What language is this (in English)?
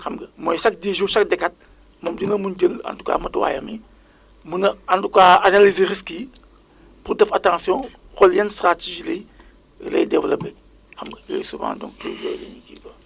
Wolof